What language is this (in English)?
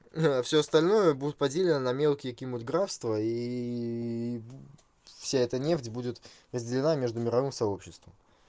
Russian